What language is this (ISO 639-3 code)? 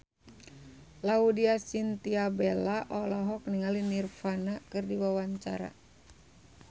sun